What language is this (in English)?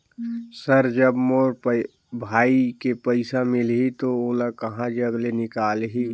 Chhattisgarhi